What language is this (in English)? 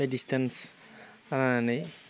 Bodo